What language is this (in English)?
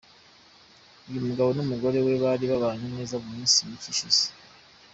Kinyarwanda